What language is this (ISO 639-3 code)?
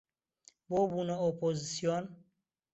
ckb